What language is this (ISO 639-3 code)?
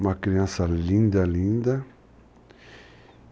por